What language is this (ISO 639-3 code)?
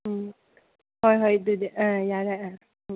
mni